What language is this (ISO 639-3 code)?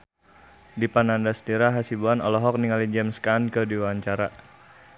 sun